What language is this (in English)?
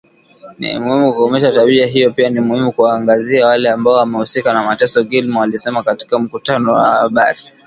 Swahili